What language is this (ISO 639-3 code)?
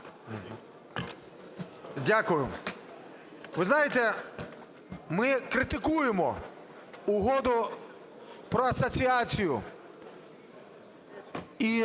ukr